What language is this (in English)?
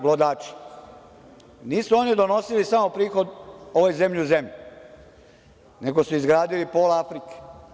Serbian